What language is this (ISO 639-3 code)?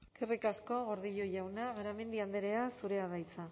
eus